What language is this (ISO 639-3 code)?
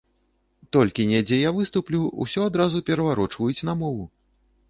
bel